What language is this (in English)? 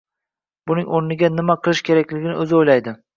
Uzbek